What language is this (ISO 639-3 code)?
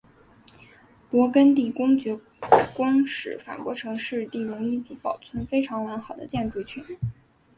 zho